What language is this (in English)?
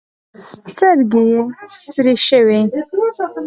Pashto